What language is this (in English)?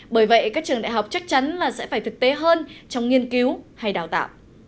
Vietnamese